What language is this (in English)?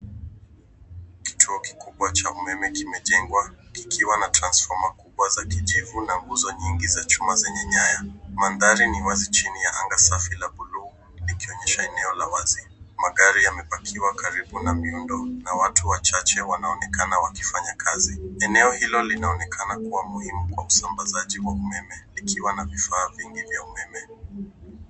Swahili